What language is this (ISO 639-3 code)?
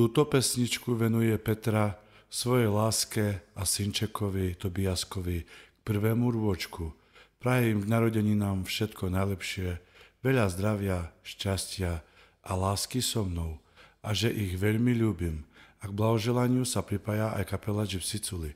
ron